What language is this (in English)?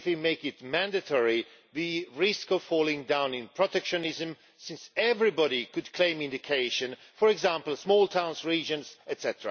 English